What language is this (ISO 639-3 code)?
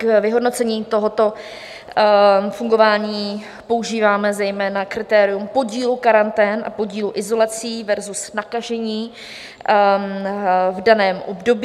ces